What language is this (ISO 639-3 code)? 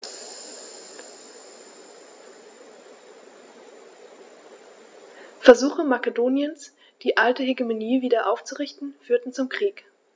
deu